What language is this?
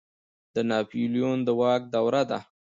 Pashto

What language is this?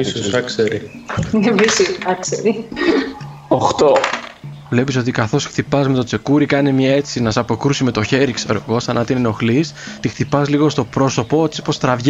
Greek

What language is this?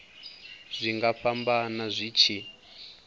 Venda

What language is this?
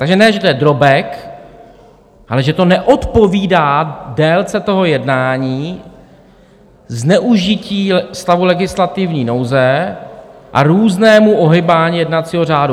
Czech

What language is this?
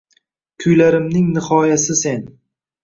Uzbek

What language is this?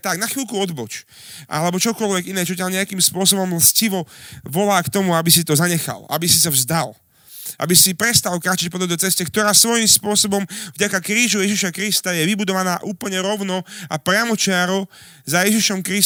Slovak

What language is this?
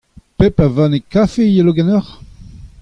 Breton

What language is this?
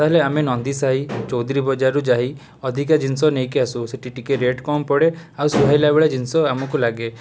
Odia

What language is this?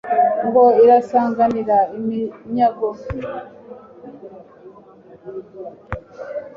Kinyarwanda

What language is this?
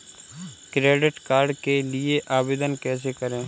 Hindi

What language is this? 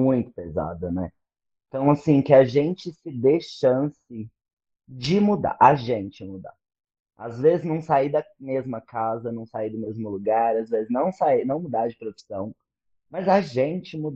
Portuguese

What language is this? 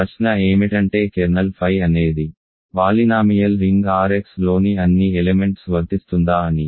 Telugu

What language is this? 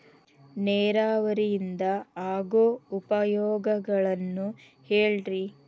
Kannada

